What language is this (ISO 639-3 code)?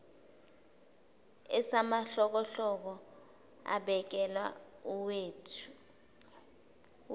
zul